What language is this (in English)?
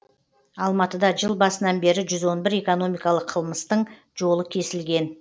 Kazakh